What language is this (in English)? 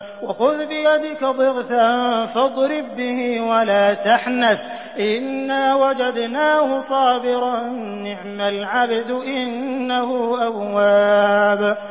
Arabic